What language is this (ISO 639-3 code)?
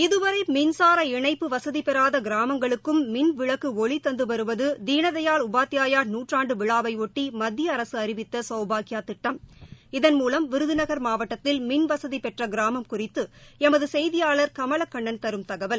tam